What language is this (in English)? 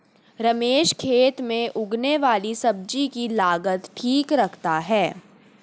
Hindi